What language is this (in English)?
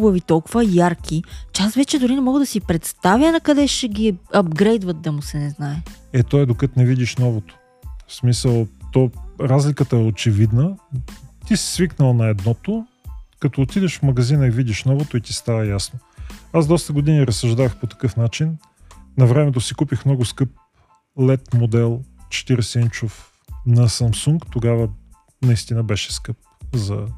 Bulgarian